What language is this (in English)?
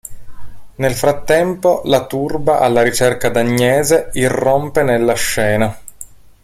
Italian